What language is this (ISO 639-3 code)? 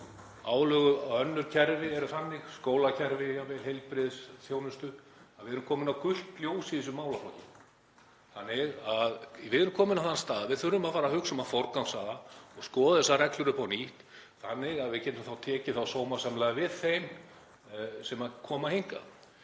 isl